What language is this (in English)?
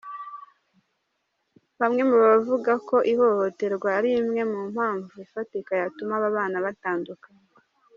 Kinyarwanda